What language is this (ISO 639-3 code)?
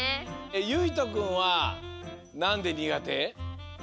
jpn